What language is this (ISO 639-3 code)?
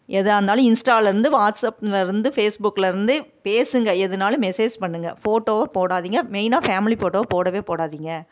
tam